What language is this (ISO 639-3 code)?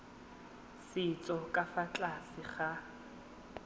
tsn